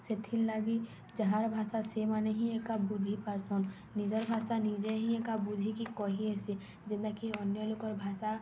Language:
Odia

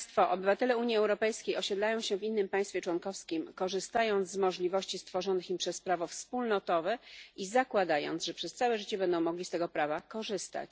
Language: Polish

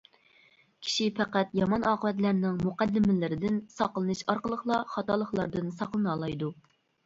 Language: Uyghur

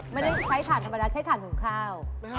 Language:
Thai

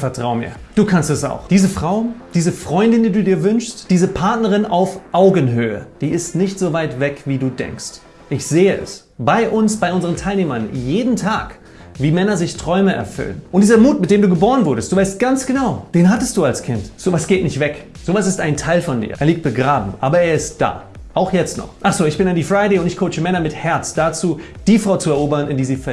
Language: German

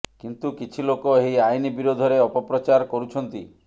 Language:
Odia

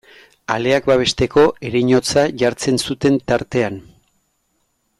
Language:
Basque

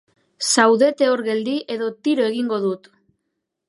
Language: Basque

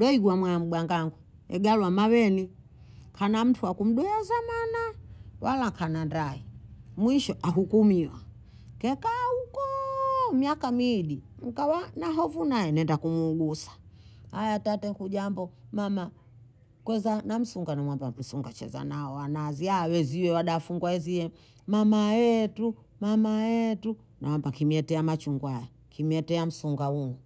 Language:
Bondei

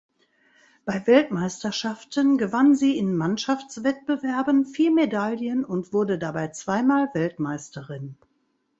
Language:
German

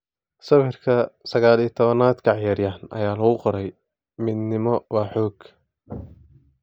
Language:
Somali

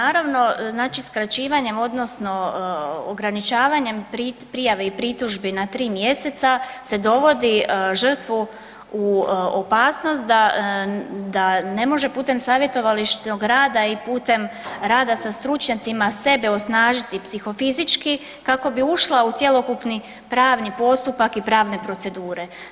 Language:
Croatian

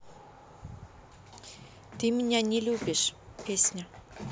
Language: Russian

